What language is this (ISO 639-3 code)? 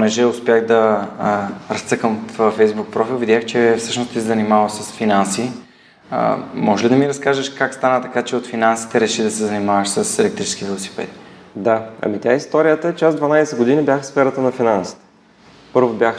bul